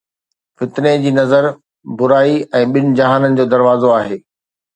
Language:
Sindhi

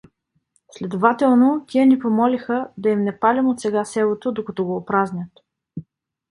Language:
Bulgarian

